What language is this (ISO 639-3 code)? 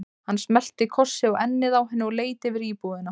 isl